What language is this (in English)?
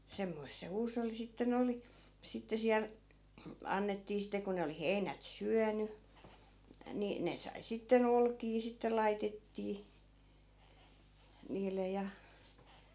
Finnish